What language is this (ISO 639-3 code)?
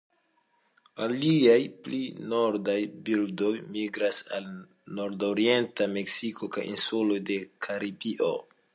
epo